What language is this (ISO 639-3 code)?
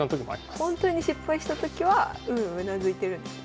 jpn